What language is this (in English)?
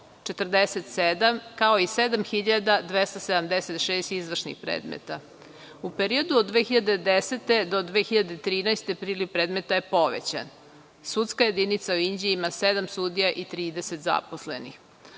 Serbian